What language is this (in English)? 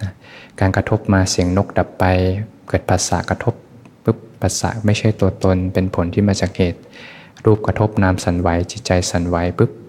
Thai